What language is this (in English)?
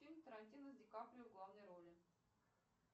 Russian